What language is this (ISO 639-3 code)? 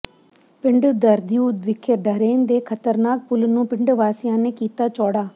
pan